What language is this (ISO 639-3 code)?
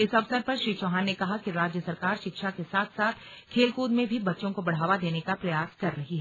hin